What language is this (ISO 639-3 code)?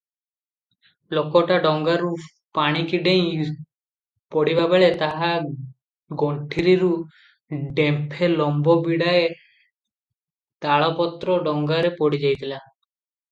ori